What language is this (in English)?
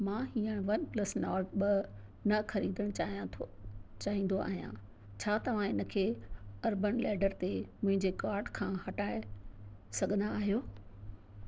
Sindhi